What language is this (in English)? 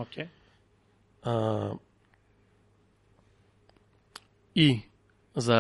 Bulgarian